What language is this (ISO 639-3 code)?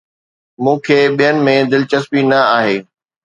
snd